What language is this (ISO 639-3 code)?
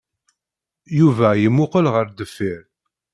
kab